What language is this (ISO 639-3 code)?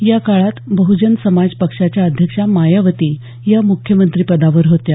mar